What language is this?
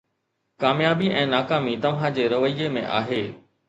Sindhi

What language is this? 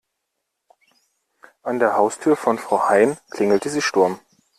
German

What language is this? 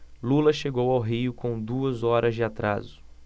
Portuguese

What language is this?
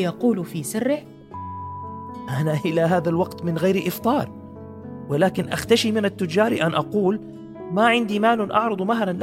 Arabic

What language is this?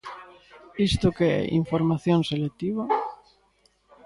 Galician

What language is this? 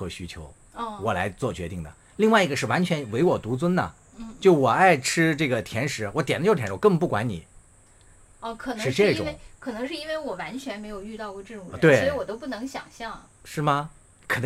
Chinese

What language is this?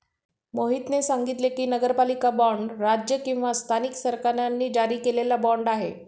Marathi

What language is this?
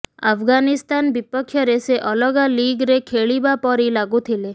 Odia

